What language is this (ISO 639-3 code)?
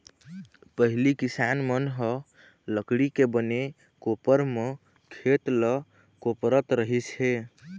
hne